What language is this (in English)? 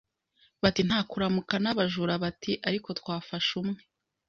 Kinyarwanda